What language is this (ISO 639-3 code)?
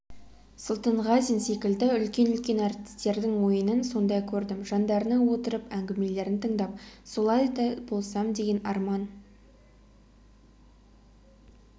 kaz